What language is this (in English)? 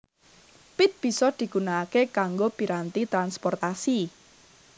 Javanese